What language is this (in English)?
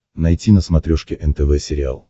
Russian